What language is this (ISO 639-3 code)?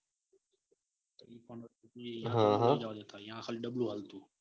guj